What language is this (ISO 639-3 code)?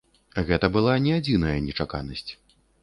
bel